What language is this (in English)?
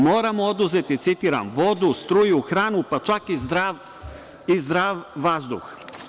Serbian